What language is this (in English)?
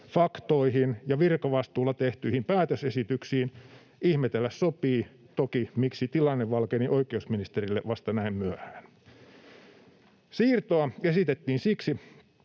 Finnish